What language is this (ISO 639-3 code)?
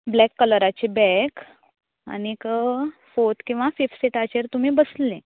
kok